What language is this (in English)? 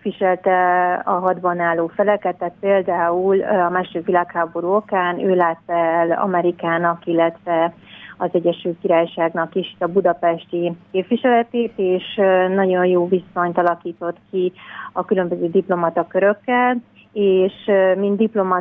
Hungarian